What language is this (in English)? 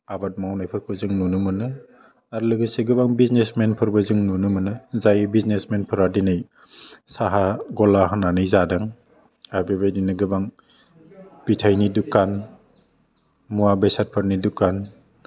Bodo